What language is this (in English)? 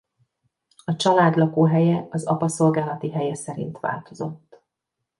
Hungarian